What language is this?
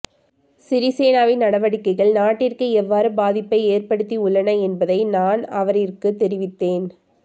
Tamil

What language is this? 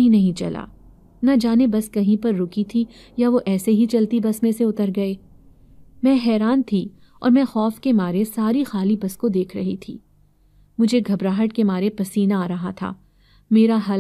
Hindi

